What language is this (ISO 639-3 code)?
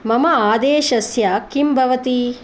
san